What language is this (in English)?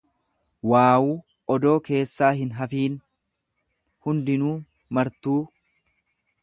Oromo